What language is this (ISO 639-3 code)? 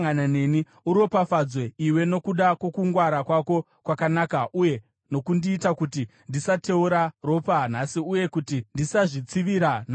sna